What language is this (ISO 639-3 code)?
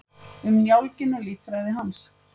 isl